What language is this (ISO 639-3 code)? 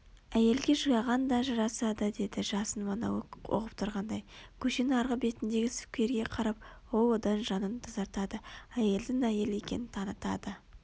kaz